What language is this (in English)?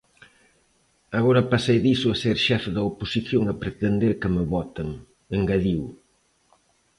Galician